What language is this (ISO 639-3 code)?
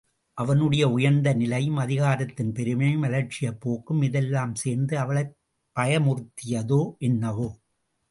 tam